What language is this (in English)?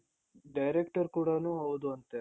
Kannada